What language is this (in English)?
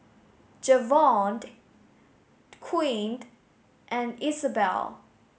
English